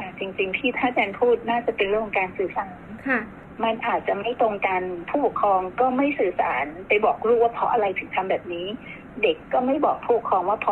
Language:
Thai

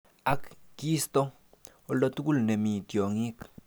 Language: Kalenjin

